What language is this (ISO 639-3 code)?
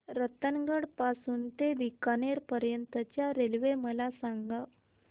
mar